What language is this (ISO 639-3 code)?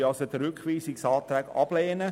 gsw